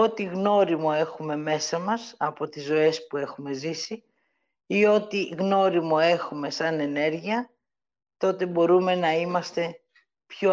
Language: Greek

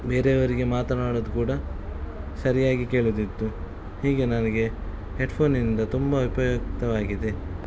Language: Kannada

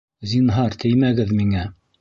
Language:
Bashkir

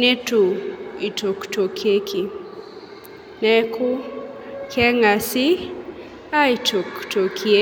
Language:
Masai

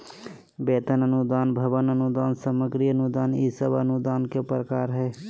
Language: Magahi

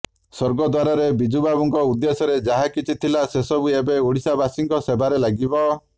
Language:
Odia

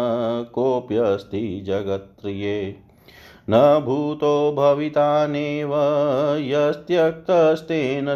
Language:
Hindi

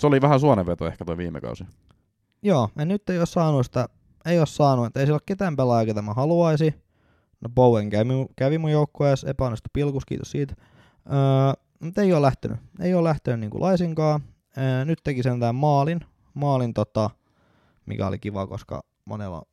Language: Finnish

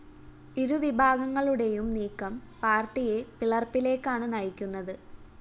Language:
Malayalam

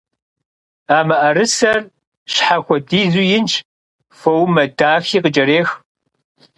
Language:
Kabardian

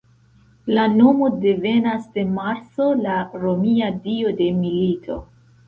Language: Esperanto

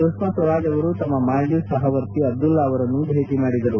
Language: Kannada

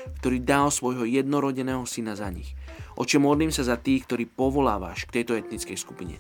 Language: Slovak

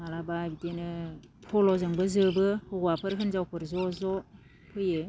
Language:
Bodo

